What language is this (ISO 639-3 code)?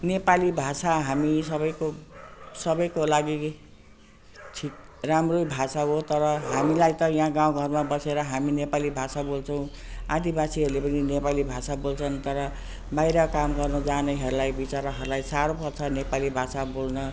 nep